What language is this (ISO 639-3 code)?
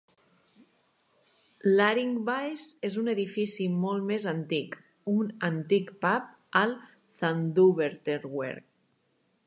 cat